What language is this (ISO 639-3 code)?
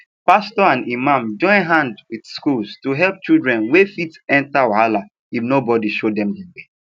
pcm